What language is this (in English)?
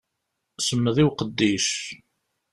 Kabyle